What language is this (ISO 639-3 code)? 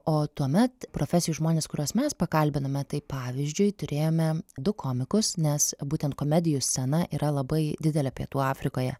lit